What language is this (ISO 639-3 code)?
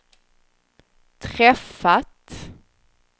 swe